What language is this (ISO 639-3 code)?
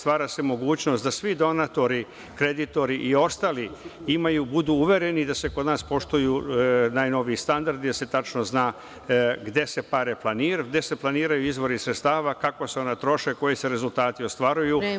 srp